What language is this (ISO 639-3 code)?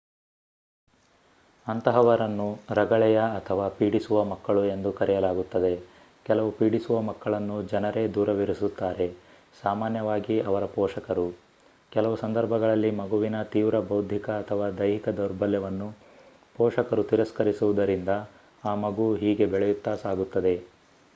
kan